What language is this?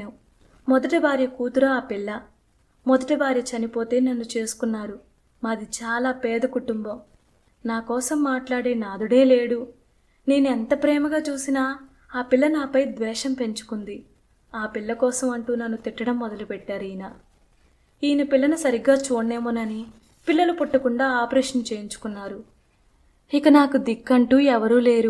Telugu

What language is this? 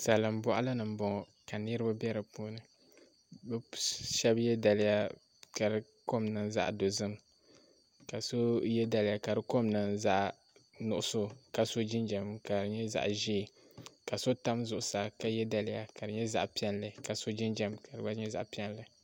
Dagbani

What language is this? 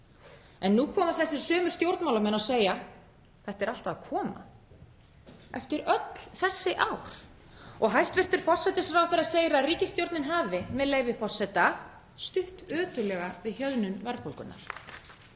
Icelandic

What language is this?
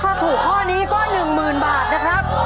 Thai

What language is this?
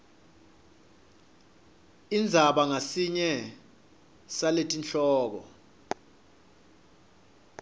Swati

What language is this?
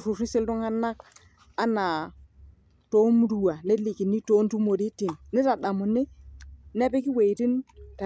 Masai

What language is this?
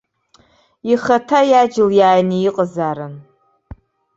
Abkhazian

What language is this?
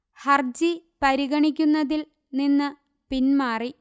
Malayalam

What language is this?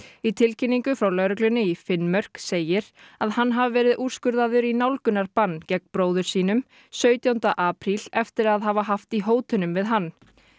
Icelandic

